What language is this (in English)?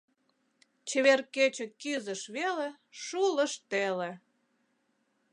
Mari